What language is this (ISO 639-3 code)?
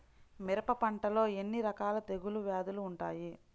tel